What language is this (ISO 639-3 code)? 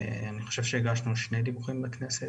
heb